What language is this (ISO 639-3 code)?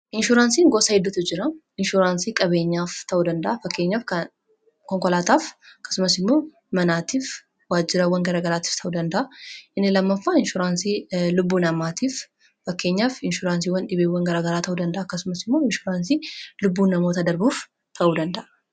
orm